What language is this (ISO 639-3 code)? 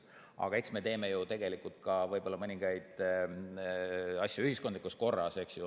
est